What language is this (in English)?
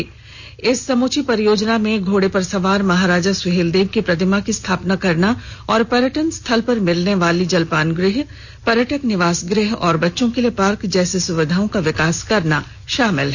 Hindi